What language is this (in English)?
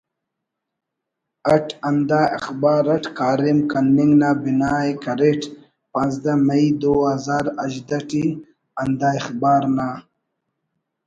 Brahui